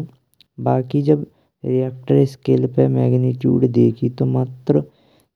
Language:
Braj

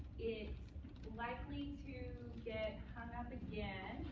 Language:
English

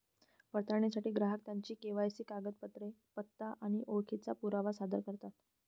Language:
Marathi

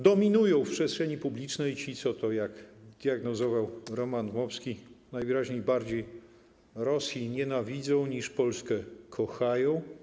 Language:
Polish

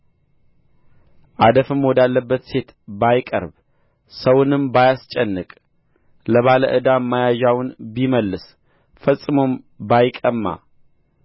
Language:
Amharic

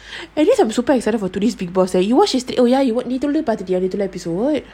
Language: English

